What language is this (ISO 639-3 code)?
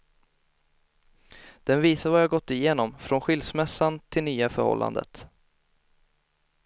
swe